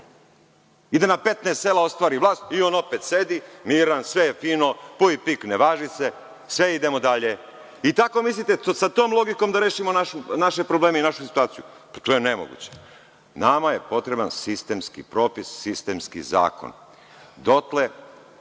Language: Serbian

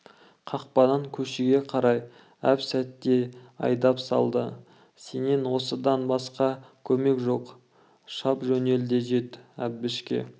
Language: Kazakh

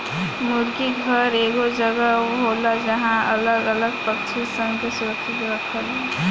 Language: Bhojpuri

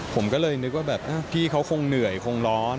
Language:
Thai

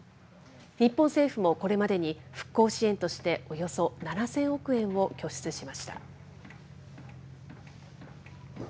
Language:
Japanese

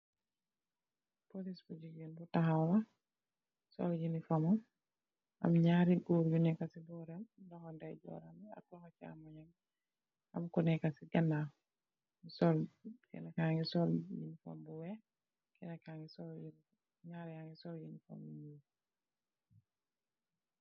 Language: Wolof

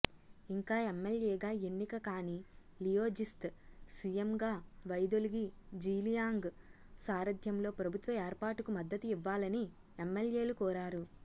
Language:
Telugu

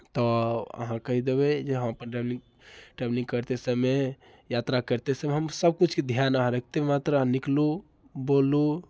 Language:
Maithili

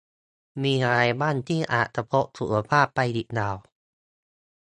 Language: Thai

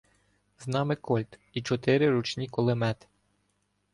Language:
Ukrainian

